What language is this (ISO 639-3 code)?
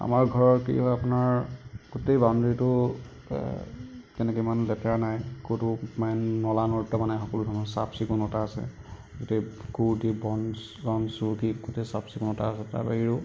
asm